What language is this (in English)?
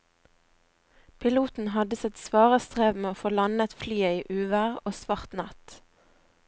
Norwegian